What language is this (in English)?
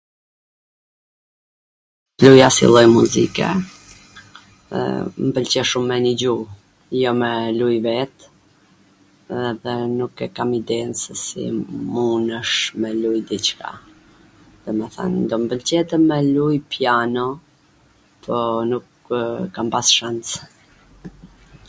Gheg Albanian